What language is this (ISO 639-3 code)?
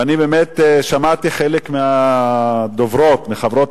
heb